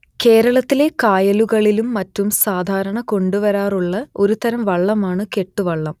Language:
Malayalam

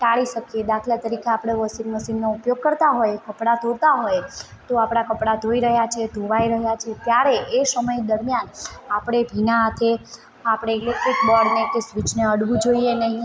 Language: Gujarati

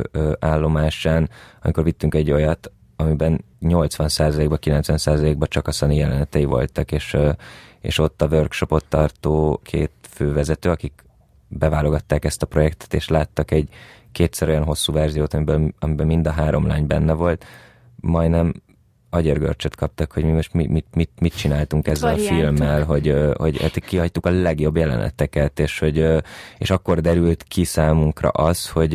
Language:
Hungarian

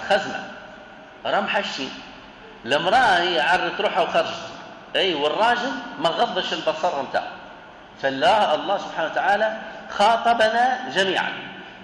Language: Arabic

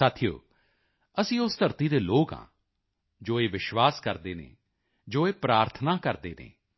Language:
Punjabi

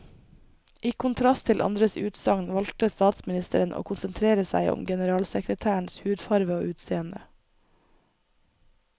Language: Norwegian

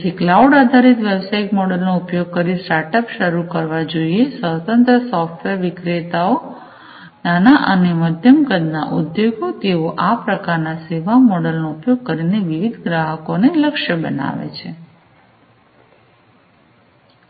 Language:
Gujarati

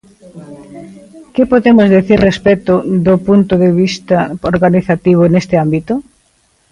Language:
Galician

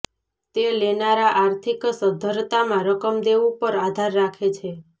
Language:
Gujarati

